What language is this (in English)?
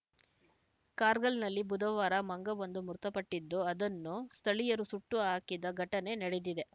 Kannada